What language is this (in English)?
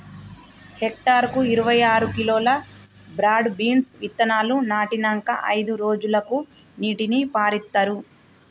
Telugu